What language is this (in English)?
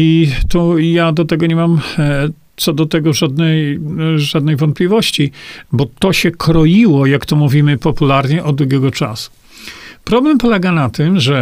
Polish